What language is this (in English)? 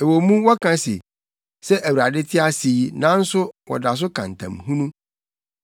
Akan